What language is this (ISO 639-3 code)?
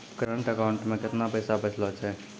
mai